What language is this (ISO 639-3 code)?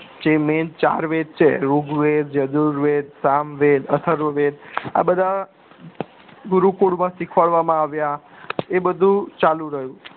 guj